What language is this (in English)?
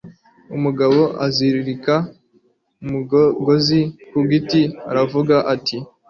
Kinyarwanda